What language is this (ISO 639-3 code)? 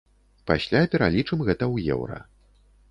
bel